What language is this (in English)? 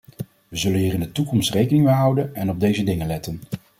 Dutch